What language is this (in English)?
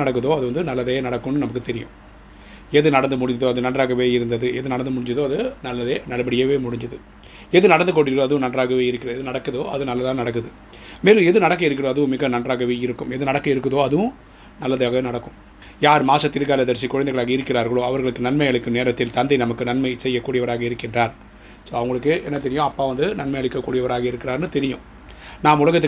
Tamil